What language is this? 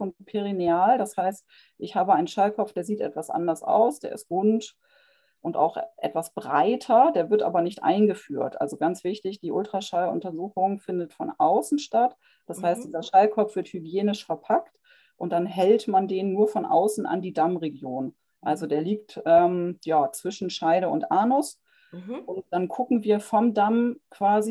German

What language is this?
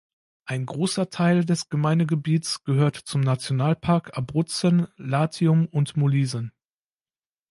German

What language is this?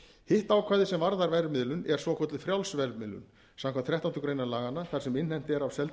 Icelandic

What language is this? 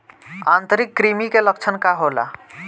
Bhojpuri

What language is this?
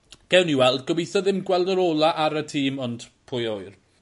Welsh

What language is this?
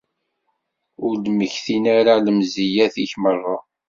Kabyle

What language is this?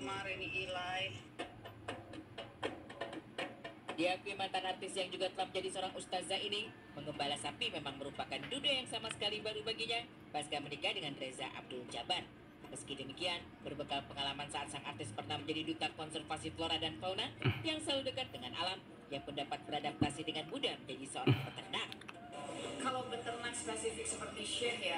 Indonesian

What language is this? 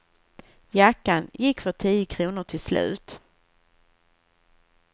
Swedish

